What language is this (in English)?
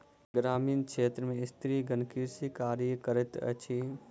Maithili